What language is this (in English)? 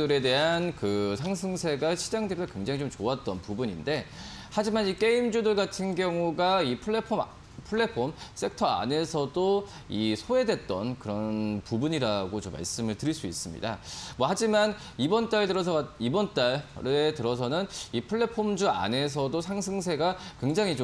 Korean